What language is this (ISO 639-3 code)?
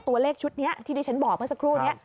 tha